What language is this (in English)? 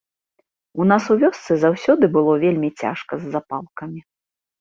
Belarusian